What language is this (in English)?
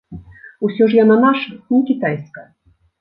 Belarusian